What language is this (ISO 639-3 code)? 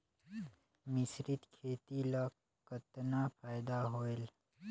hne